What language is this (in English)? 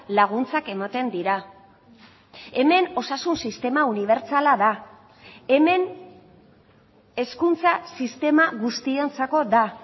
Basque